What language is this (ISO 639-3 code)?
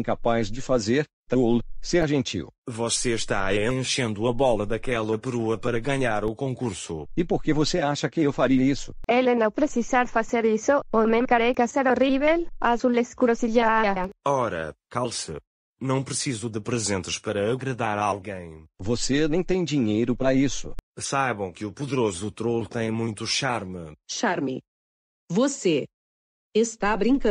por